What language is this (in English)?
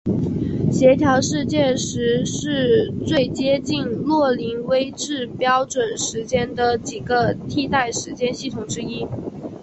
Chinese